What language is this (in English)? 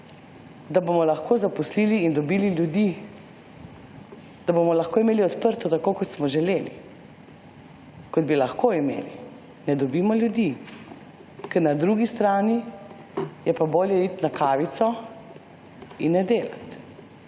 Slovenian